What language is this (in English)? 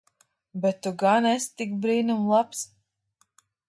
Latvian